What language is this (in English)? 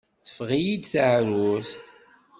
Kabyle